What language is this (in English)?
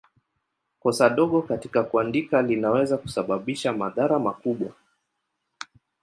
Swahili